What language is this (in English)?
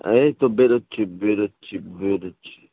Bangla